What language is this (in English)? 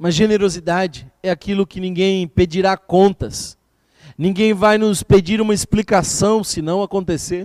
Portuguese